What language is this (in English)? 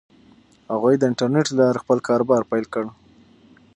Pashto